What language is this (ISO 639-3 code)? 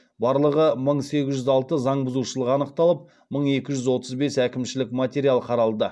kaz